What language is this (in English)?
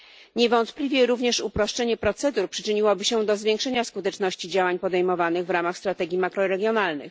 Polish